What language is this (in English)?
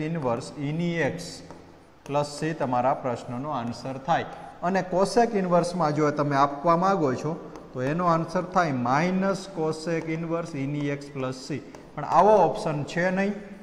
Hindi